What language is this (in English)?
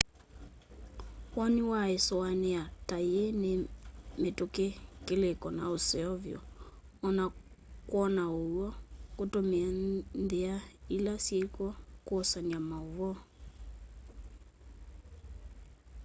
Kamba